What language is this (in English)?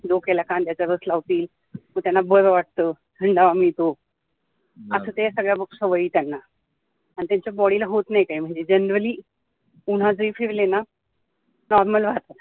Marathi